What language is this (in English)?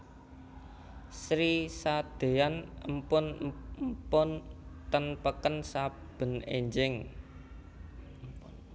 Javanese